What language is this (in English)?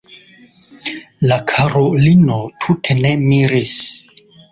Esperanto